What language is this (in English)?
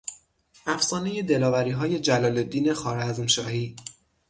Persian